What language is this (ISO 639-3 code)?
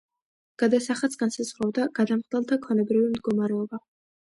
kat